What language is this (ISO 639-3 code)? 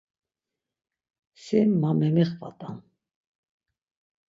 lzz